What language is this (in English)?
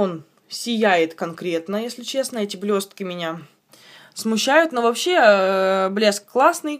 Russian